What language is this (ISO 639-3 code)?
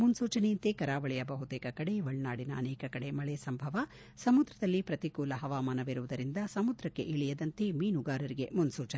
kan